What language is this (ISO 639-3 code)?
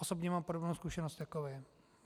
ces